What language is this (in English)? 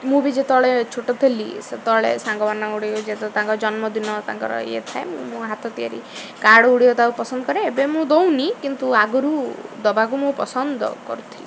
Odia